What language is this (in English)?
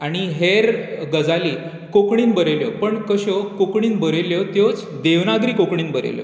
Konkani